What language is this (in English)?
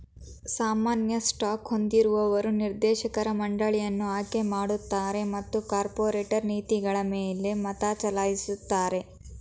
Kannada